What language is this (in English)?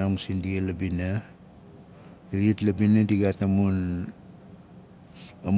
Nalik